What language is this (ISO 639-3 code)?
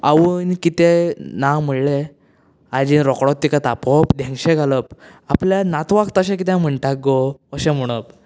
kok